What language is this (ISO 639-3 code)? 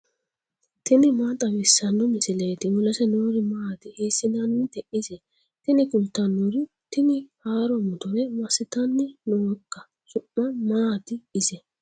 sid